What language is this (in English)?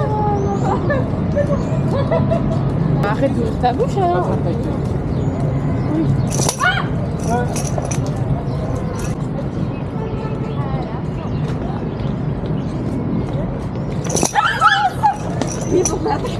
French